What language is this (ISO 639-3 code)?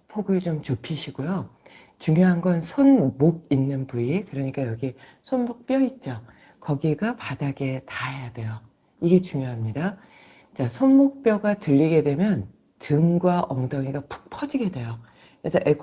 kor